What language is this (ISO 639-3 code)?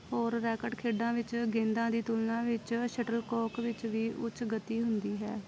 pan